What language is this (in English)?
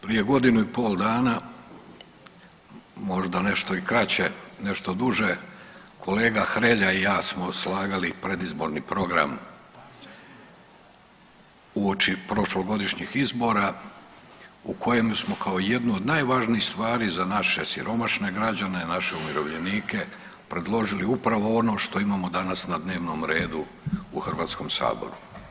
Croatian